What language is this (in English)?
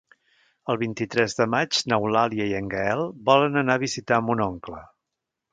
Catalan